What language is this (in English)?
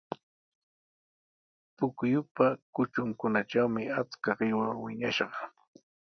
Sihuas Ancash Quechua